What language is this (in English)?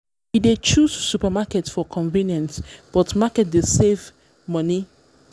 Nigerian Pidgin